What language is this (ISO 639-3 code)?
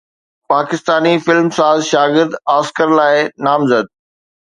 snd